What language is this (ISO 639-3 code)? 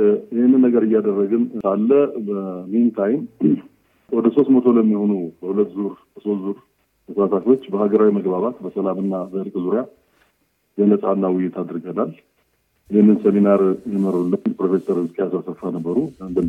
amh